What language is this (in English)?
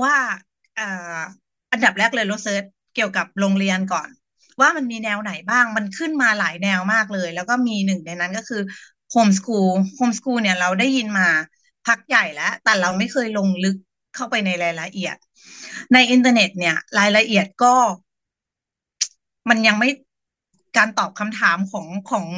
Thai